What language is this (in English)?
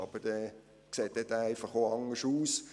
Swiss German